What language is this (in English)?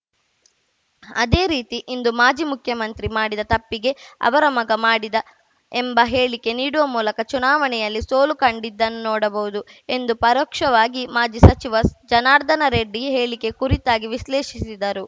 Kannada